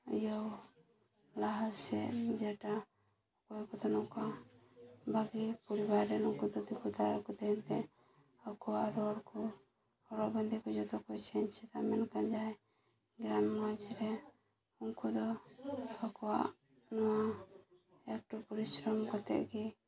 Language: Santali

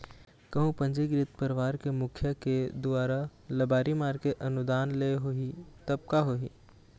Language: Chhattisgarhi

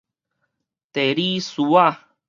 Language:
Min Nan Chinese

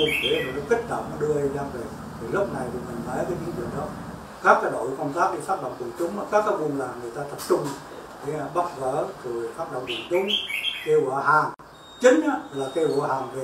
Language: Vietnamese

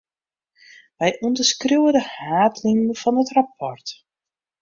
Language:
Western Frisian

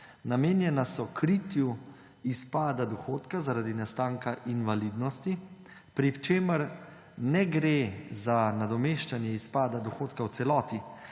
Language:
Slovenian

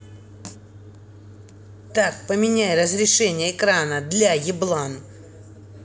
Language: Russian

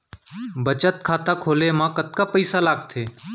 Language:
Chhattisgarhi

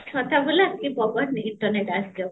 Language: Odia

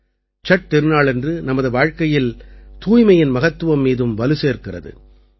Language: Tamil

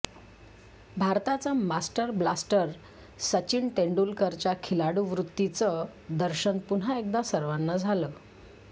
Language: Marathi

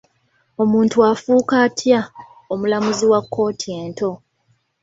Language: Ganda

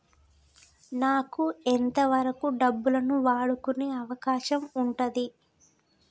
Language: Telugu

